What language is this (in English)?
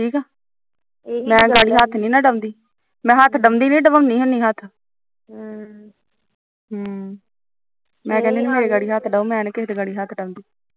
Punjabi